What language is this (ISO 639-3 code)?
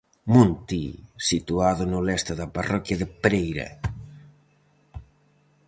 glg